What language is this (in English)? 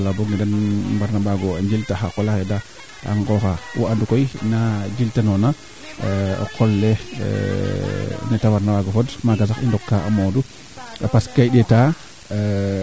Serer